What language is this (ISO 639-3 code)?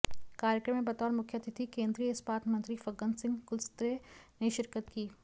hin